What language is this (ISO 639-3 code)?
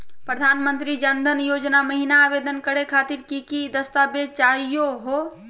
mag